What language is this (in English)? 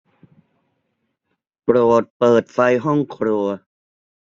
Thai